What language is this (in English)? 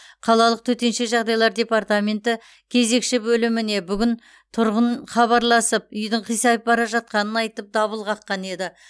Kazakh